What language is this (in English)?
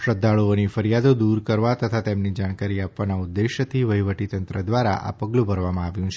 Gujarati